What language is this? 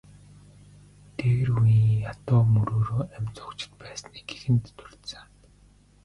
Mongolian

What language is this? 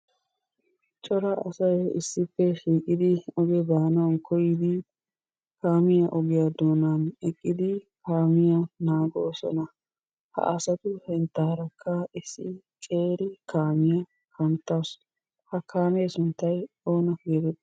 Wolaytta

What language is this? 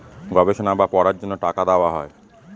Bangla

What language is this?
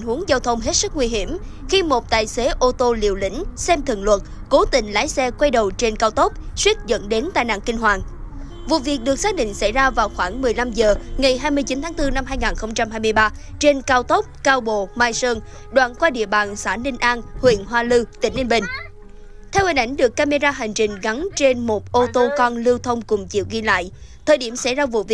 Vietnamese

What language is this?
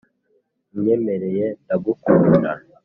Kinyarwanda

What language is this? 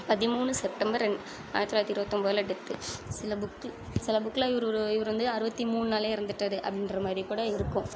Tamil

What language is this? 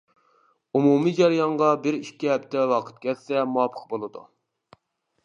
Uyghur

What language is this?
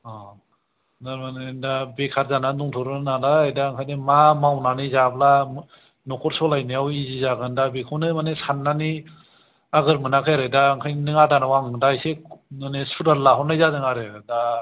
Bodo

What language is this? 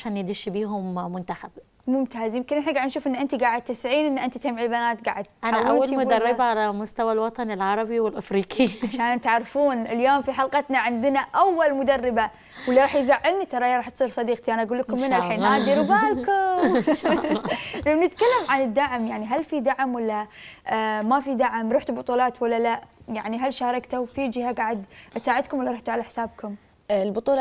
Arabic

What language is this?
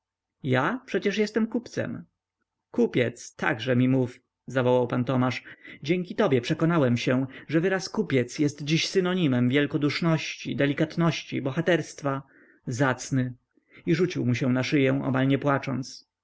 Polish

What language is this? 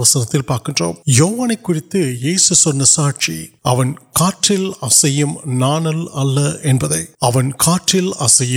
Urdu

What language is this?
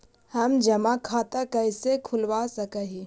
Magahi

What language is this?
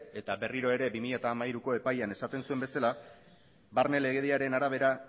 Basque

